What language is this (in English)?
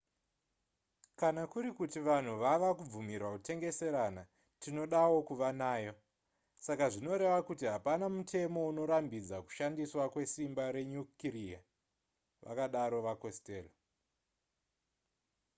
Shona